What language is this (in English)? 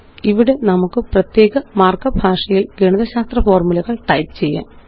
Malayalam